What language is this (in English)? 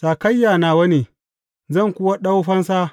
Hausa